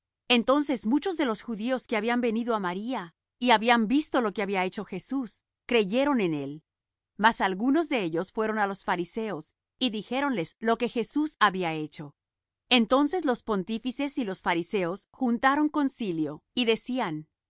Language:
Spanish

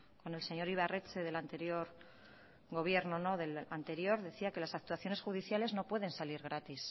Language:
Spanish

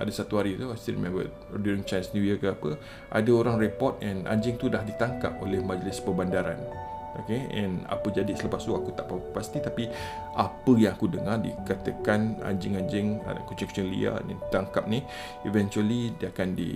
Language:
Malay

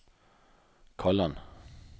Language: Norwegian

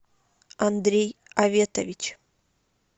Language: Russian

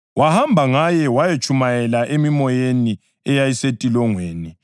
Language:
North Ndebele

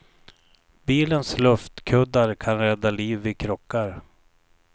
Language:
Swedish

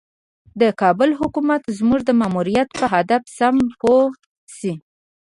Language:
Pashto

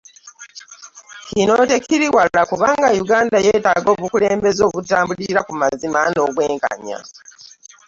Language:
Ganda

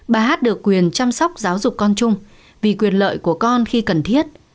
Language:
Vietnamese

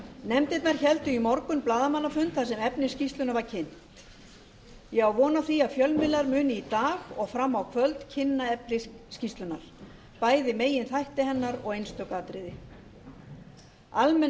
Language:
Icelandic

